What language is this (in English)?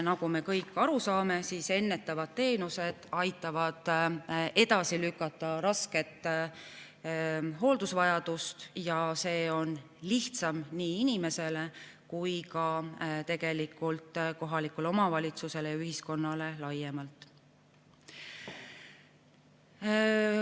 Estonian